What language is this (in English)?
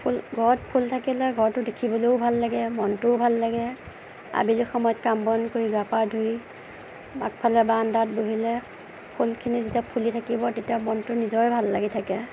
Assamese